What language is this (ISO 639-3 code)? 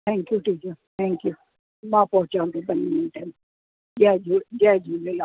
snd